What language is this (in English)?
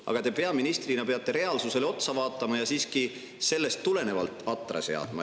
Estonian